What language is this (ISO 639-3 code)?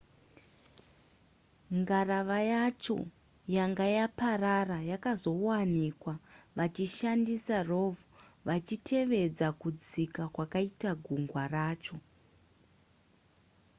sna